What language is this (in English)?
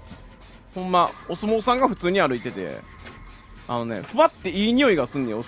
Japanese